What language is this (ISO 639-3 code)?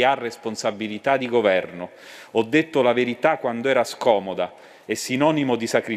ita